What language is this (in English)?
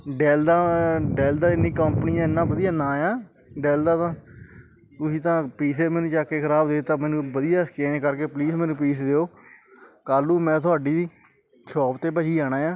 Punjabi